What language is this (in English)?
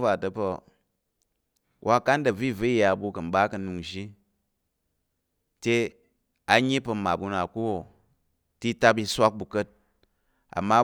Tarok